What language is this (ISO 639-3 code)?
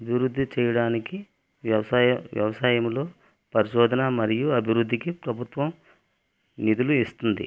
tel